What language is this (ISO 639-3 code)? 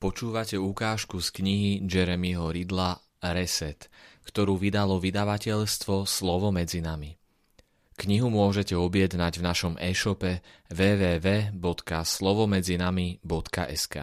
slk